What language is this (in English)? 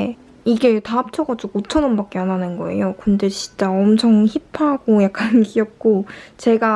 Korean